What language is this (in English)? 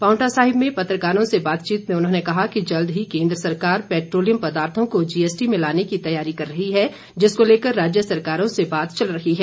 Hindi